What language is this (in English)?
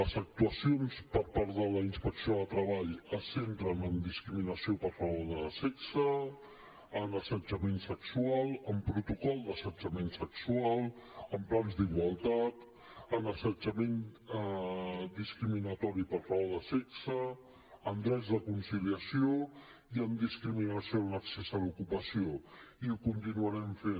Catalan